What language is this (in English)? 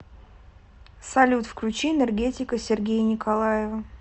Russian